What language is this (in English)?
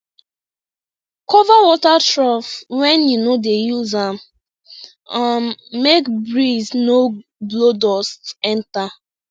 Nigerian Pidgin